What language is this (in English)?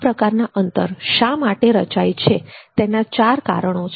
Gujarati